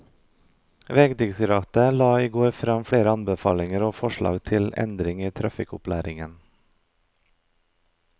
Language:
Norwegian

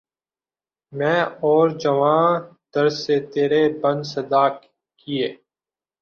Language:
Urdu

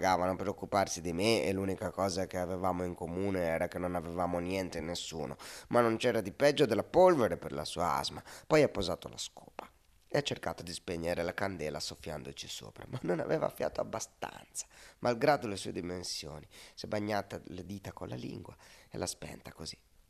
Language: Italian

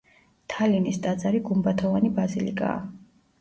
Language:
Georgian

